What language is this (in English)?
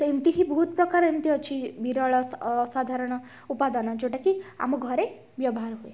Odia